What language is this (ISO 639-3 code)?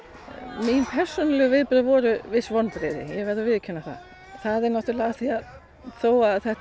isl